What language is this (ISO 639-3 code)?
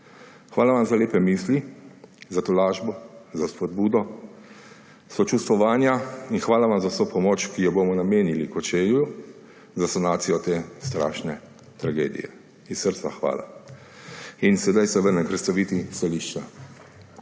slv